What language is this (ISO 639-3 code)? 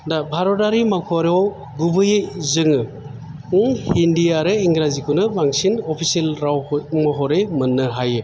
brx